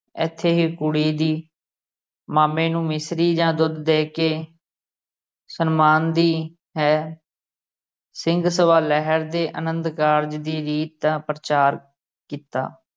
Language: Punjabi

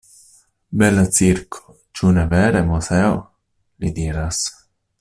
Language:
Esperanto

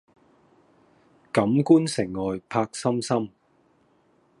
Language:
Cantonese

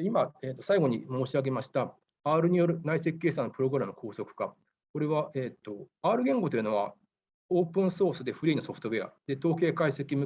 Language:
Japanese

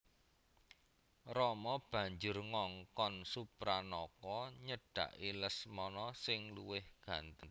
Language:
Javanese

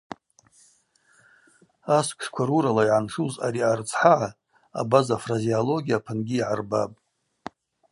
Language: Abaza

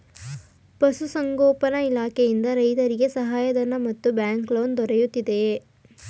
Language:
Kannada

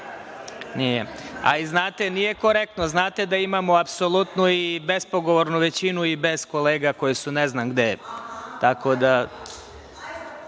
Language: Serbian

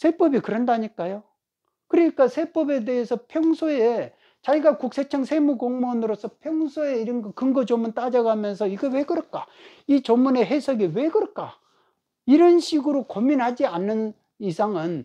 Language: Korean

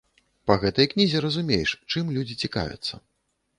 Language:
Belarusian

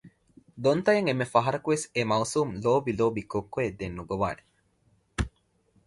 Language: Divehi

